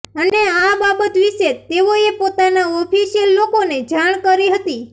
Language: Gujarati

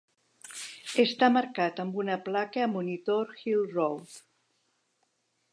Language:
Catalan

